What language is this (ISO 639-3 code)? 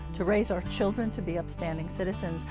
eng